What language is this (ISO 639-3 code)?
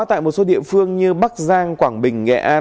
vie